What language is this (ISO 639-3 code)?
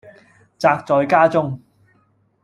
yue